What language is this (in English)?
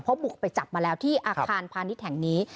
Thai